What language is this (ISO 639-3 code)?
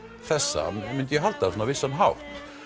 isl